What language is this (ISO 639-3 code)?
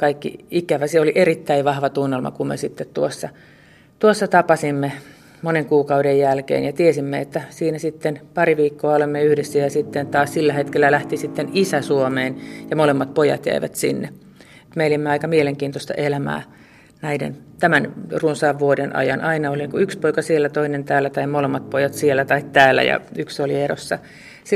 fin